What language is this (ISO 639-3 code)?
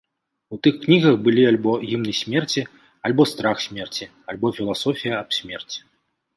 bel